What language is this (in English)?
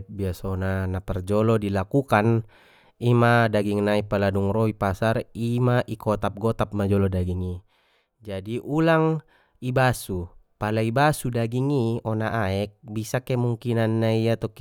Batak Mandailing